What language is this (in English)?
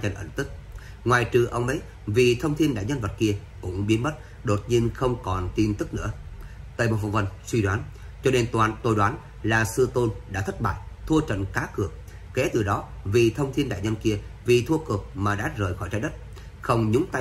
Vietnamese